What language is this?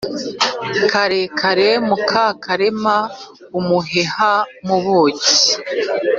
Kinyarwanda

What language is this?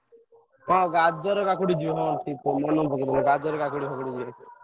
Odia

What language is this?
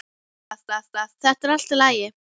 Icelandic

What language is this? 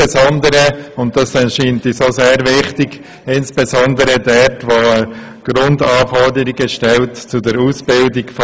Swiss German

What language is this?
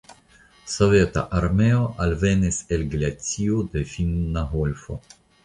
Esperanto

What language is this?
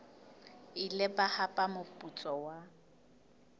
Southern Sotho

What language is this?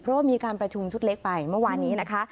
Thai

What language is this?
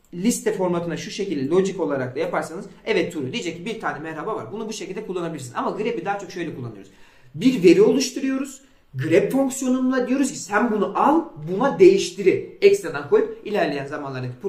Turkish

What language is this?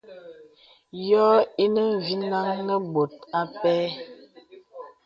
Bebele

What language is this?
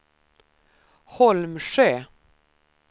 Swedish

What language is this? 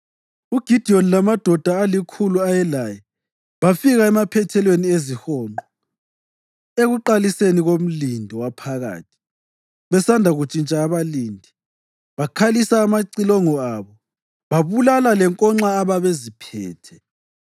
North Ndebele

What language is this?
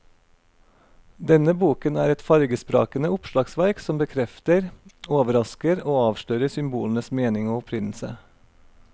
Norwegian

